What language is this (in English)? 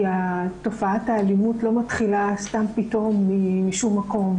Hebrew